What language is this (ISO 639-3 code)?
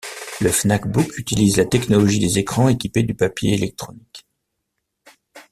fra